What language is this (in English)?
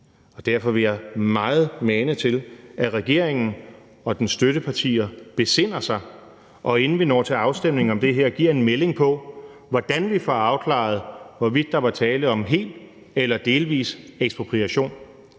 Danish